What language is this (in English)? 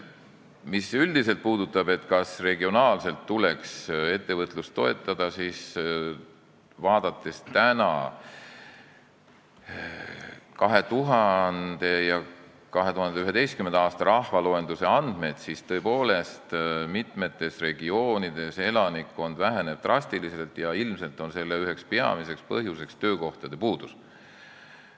Estonian